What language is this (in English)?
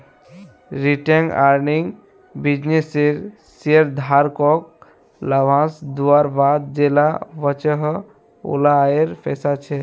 Magahi